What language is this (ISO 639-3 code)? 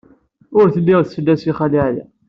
kab